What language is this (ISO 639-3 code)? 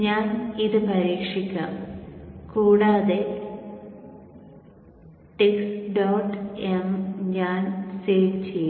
mal